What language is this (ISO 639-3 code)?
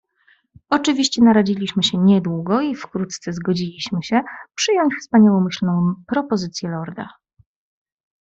pol